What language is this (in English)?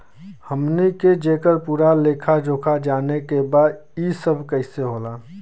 Bhojpuri